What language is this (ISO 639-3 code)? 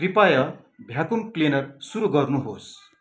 nep